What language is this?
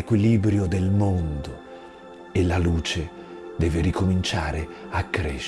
Italian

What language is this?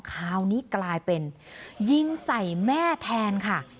Thai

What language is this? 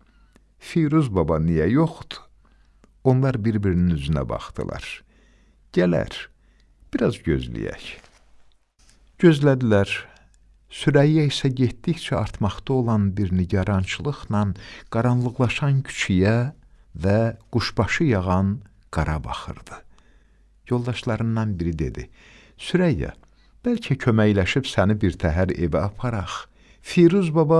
Turkish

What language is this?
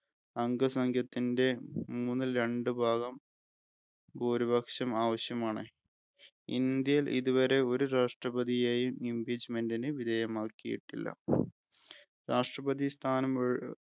Malayalam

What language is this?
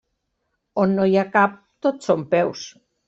Catalan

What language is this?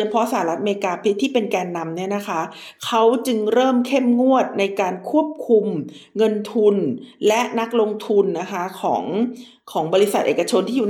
Thai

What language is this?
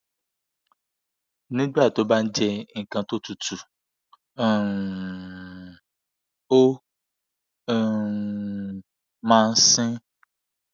Yoruba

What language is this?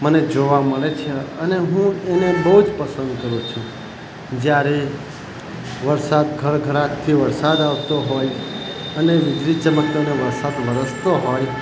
Gujarati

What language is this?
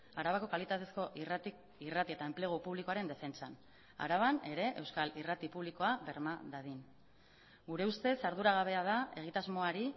Basque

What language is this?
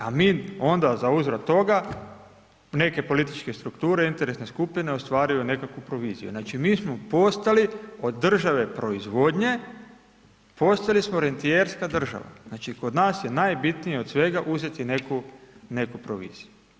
Croatian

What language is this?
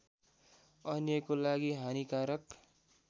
Nepali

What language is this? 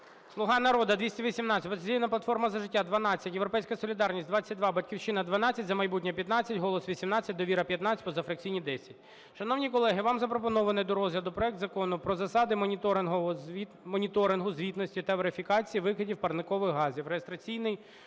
Ukrainian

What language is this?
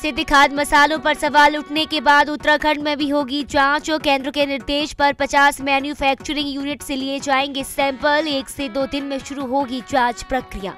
Hindi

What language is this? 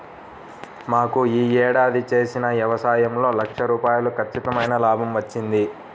Telugu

